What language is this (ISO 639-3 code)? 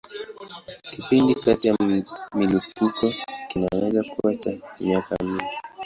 swa